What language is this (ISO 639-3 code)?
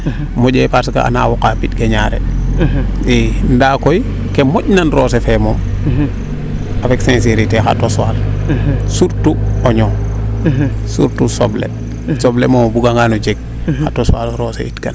srr